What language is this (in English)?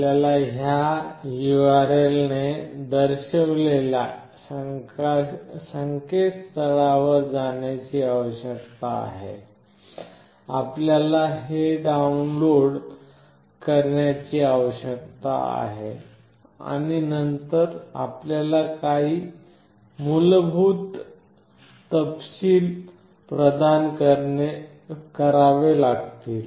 Marathi